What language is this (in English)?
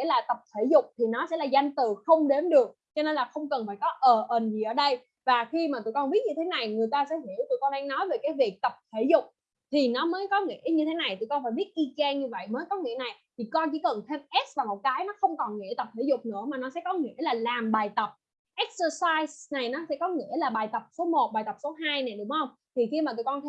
Vietnamese